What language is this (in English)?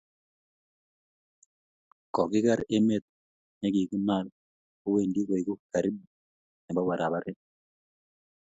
Kalenjin